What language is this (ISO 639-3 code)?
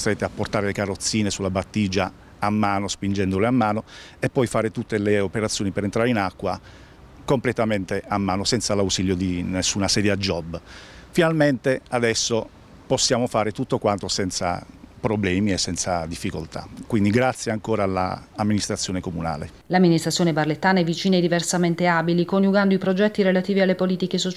ita